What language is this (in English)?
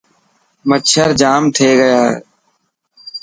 Dhatki